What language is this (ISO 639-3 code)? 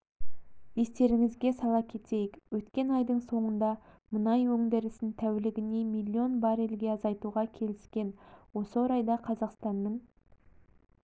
kaz